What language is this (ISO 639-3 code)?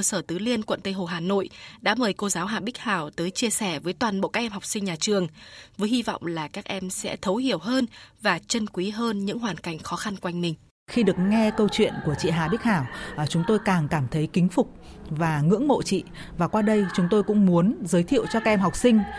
vie